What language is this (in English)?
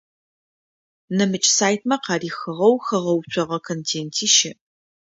Adyghe